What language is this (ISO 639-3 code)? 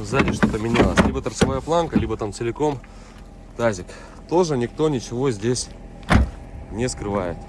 rus